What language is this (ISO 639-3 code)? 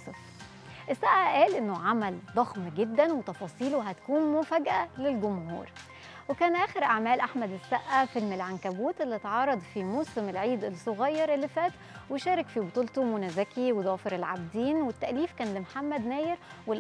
ara